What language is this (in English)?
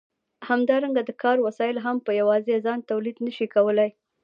Pashto